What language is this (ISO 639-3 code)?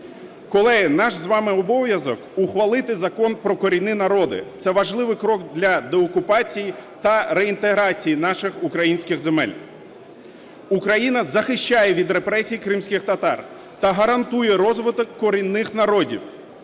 ukr